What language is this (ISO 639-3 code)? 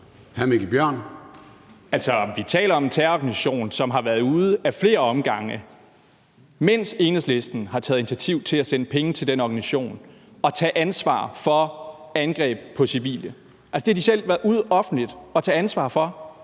dan